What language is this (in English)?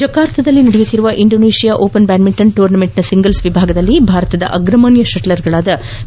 Kannada